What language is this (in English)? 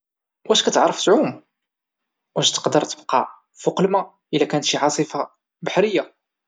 Moroccan Arabic